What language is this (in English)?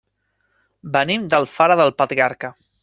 Catalan